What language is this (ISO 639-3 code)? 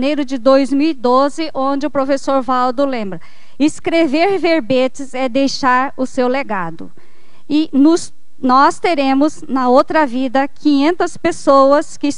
por